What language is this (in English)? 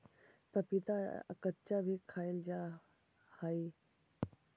Magahi